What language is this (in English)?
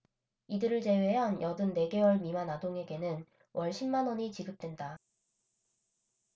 Korean